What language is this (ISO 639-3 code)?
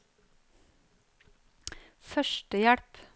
nor